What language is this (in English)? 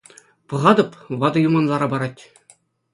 Chuvash